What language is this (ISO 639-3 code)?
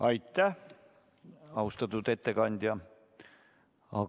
est